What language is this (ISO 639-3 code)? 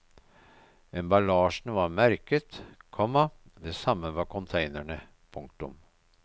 nor